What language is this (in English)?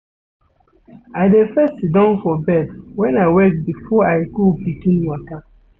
Nigerian Pidgin